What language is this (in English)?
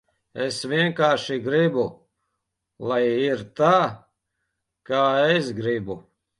Latvian